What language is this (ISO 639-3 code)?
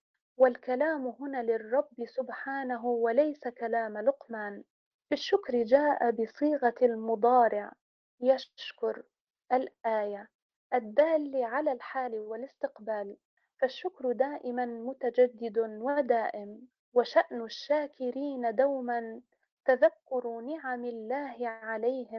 ara